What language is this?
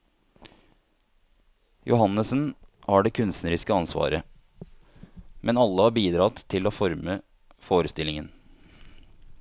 Norwegian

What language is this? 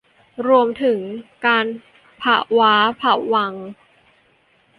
Thai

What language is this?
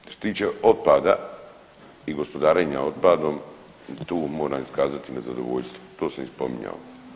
Croatian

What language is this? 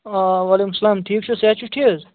Kashmiri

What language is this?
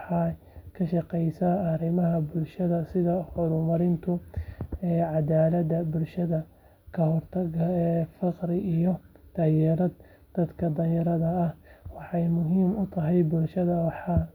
Somali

